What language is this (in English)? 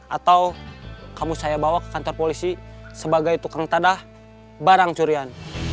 Indonesian